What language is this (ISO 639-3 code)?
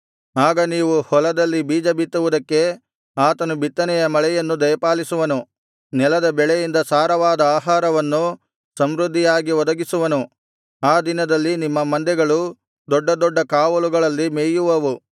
kan